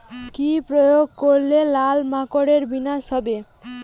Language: Bangla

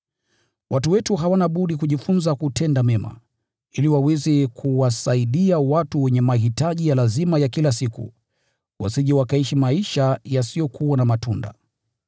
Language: Swahili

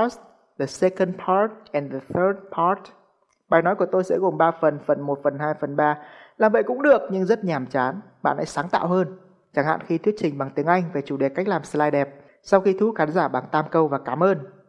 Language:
Vietnamese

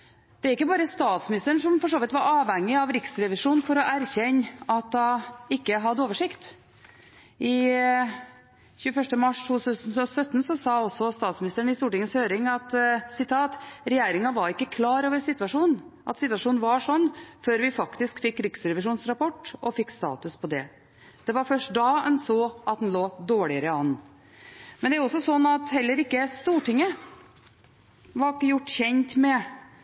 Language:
Norwegian Bokmål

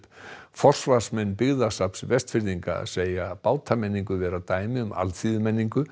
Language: Icelandic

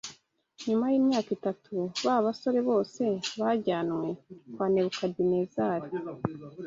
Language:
Kinyarwanda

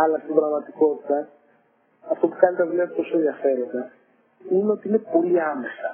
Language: Greek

